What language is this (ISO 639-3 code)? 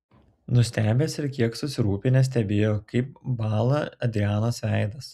lit